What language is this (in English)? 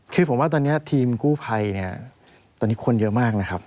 Thai